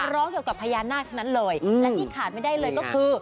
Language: Thai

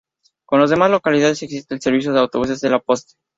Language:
Spanish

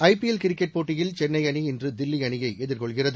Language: Tamil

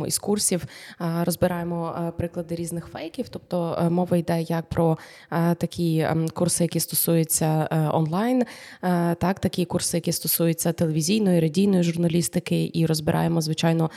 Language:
Ukrainian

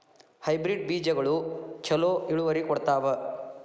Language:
Kannada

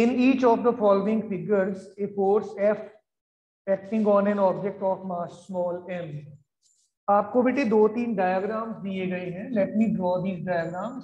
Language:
Hindi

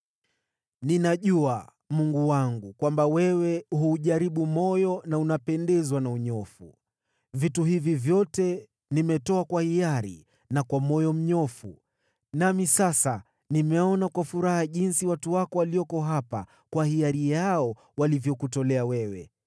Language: Swahili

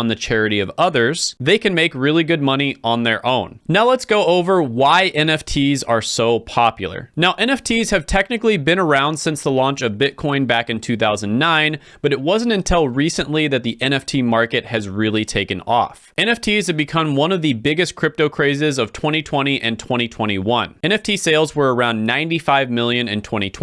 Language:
English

